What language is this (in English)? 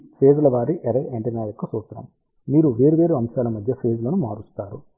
Telugu